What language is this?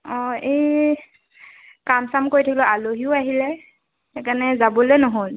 Assamese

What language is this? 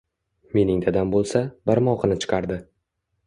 Uzbek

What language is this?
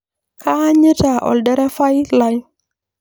Masai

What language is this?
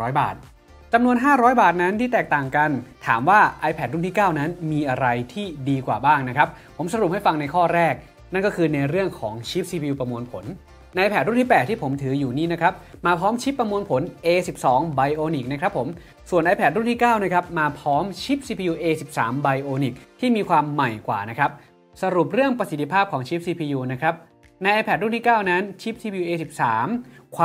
Thai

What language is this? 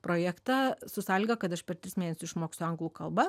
Lithuanian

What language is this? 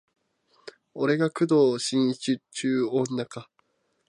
Japanese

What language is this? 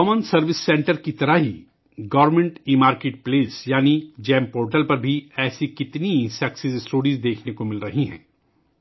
Urdu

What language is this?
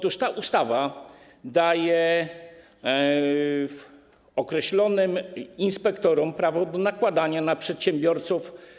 Polish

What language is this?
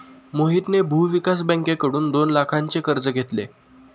Marathi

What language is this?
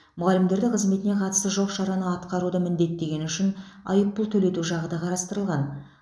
Kazakh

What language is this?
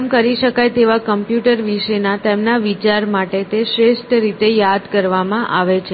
Gujarati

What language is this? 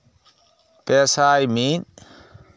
Santali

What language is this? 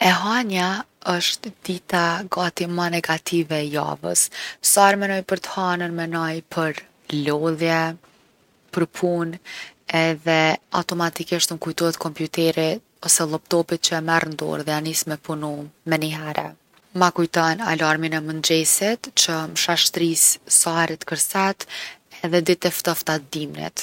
Gheg Albanian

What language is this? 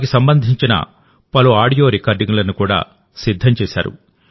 Telugu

